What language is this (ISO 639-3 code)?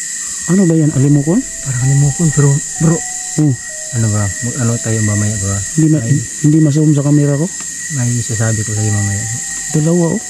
fil